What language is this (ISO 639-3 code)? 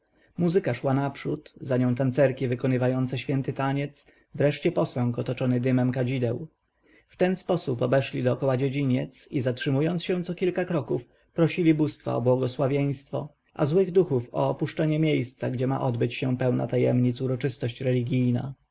pol